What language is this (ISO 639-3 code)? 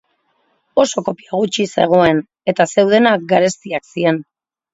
eus